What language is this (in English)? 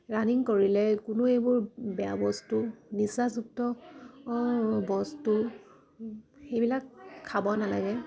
Assamese